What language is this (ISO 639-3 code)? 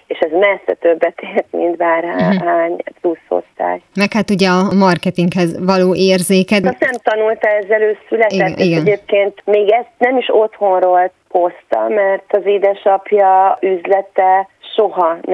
hun